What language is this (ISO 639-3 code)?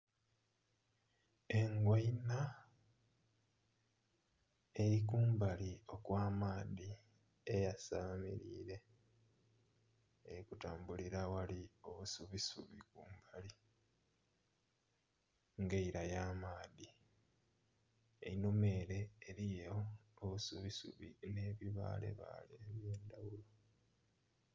xog